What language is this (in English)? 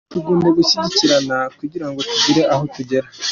Kinyarwanda